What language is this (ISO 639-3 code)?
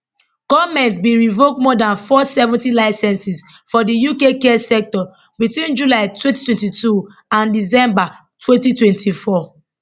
pcm